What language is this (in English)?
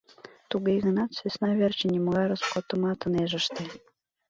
Mari